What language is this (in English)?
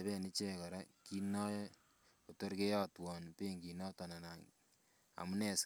Kalenjin